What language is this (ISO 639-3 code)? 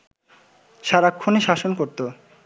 ben